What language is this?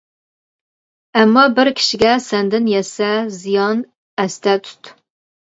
Uyghur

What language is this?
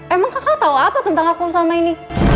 Indonesian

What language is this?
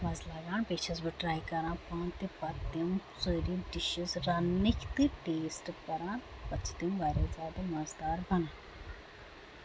Kashmiri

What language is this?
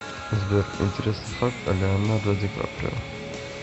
Russian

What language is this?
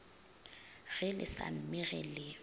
Northern Sotho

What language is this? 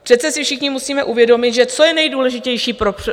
Czech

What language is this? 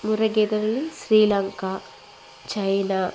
Telugu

